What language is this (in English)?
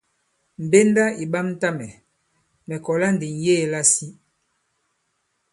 Bankon